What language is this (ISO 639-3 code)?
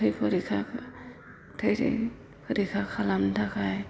brx